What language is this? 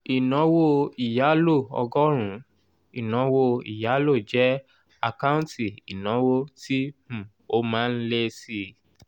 Yoruba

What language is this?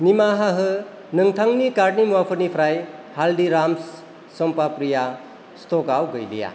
Bodo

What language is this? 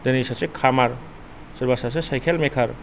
Bodo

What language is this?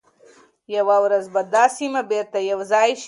Pashto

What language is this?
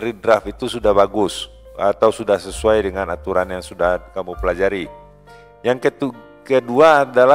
Indonesian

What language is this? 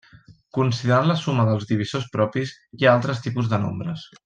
Catalan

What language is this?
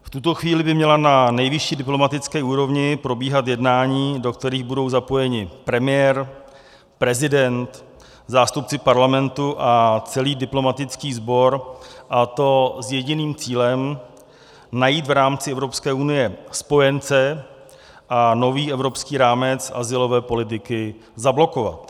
Czech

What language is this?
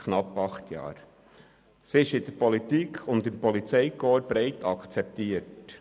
Swiss German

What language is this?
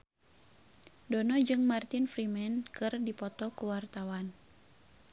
Sundanese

